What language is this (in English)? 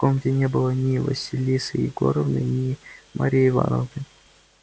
Russian